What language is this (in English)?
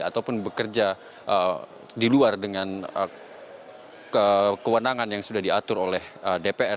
Indonesian